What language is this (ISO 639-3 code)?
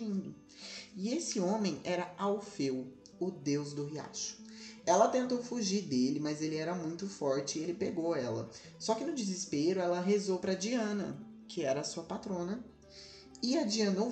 por